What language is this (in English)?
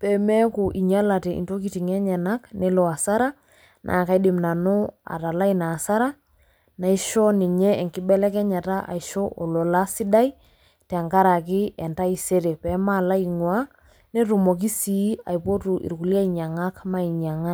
Masai